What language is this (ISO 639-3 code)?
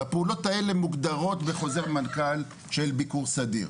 heb